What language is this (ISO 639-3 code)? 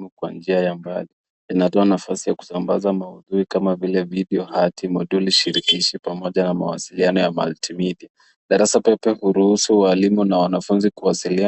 swa